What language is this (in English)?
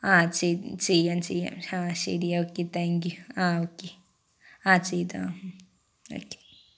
Malayalam